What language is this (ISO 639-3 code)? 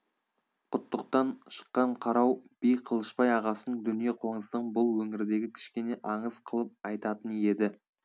kaz